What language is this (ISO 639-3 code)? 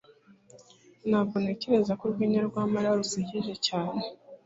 kin